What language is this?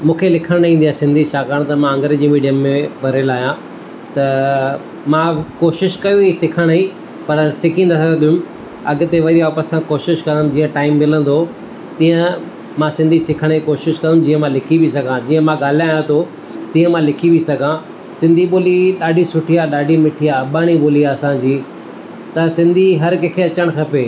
Sindhi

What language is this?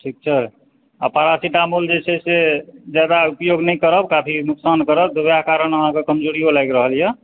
Maithili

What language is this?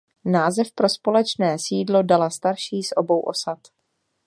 Czech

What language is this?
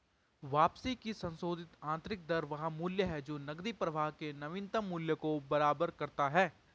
Hindi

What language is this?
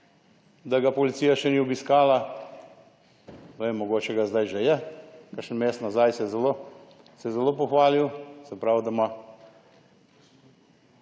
Slovenian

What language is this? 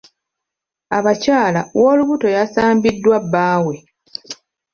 Ganda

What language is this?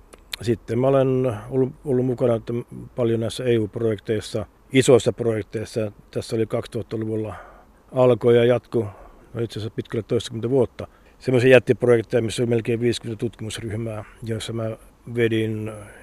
Finnish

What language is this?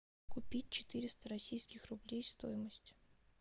Russian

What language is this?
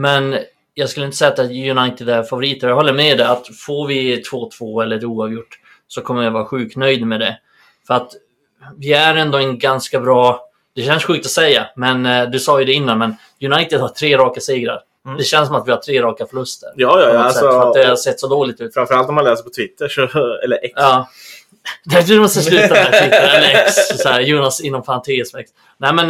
Swedish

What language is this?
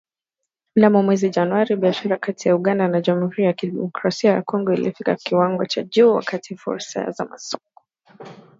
Swahili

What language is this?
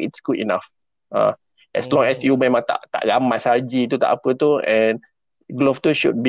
Malay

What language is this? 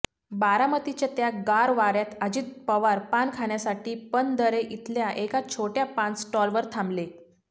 Marathi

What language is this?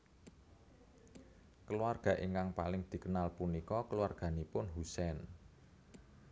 Javanese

